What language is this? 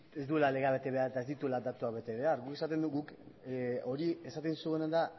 Basque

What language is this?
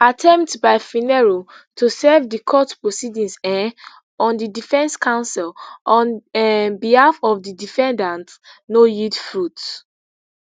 Nigerian Pidgin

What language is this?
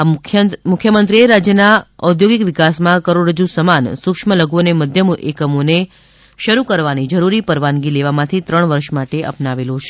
Gujarati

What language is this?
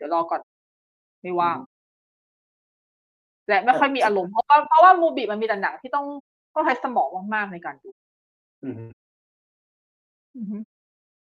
Thai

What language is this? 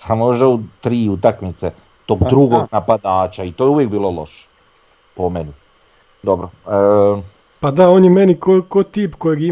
Croatian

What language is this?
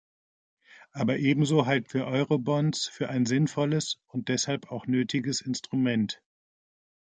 German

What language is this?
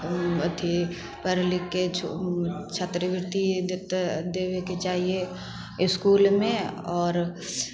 Maithili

